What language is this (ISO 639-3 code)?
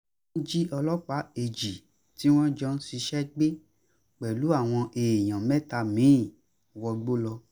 yor